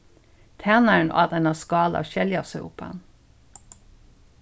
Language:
Faroese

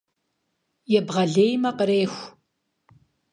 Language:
Kabardian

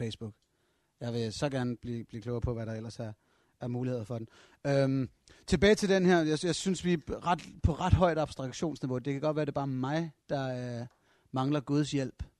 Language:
Danish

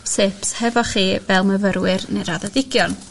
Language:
Welsh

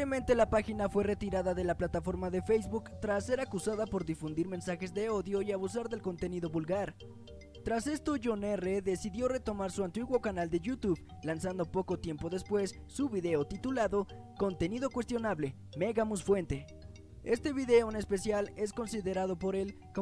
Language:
Spanish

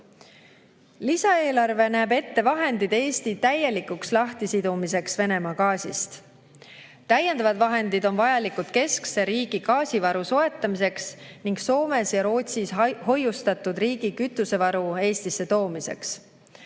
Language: Estonian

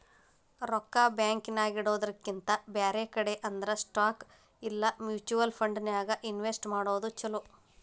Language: Kannada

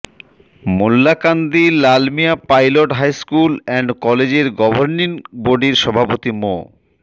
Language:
Bangla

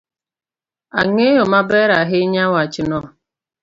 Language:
Luo (Kenya and Tanzania)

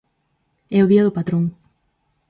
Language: Galician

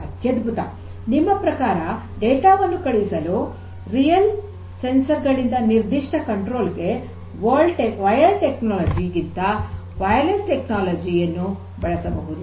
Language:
Kannada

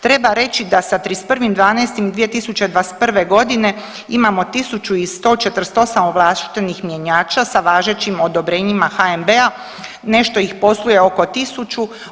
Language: Croatian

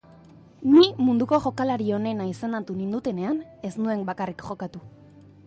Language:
Basque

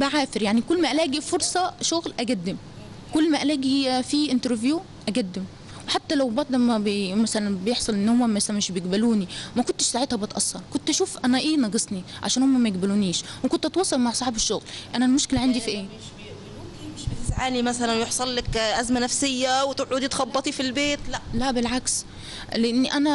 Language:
Arabic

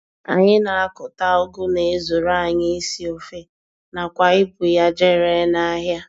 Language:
Igbo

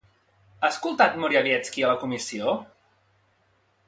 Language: Catalan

